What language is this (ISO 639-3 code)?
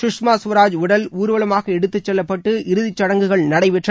tam